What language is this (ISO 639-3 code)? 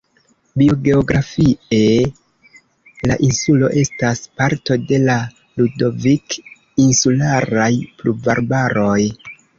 epo